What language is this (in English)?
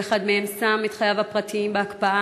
Hebrew